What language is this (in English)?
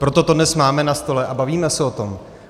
Czech